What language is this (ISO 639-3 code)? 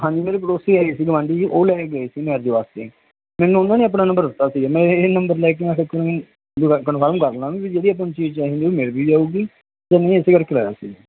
pan